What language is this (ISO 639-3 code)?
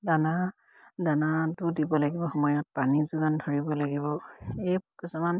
asm